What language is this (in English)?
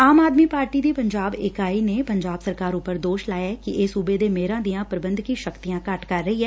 Punjabi